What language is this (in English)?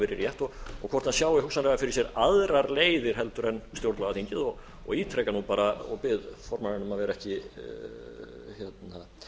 Icelandic